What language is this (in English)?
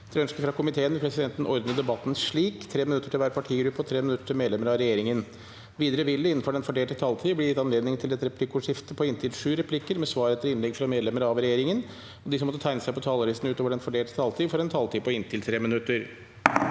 Norwegian